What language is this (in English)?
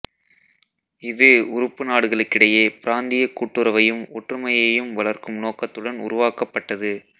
Tamil